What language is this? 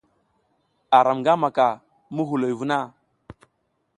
South Giziga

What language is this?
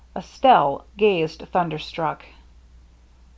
English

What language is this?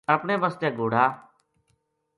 Gujari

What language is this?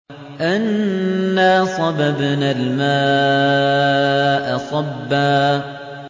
Arabic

